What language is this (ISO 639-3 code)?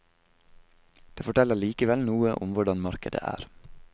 nor